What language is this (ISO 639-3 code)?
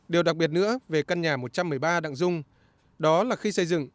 vie